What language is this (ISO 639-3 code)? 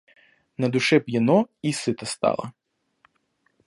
rus